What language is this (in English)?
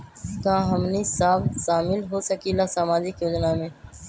Magahi